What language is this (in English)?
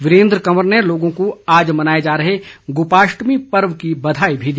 Hindi